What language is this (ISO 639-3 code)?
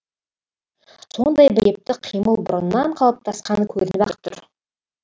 kaz